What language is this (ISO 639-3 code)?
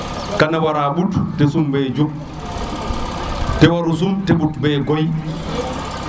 srr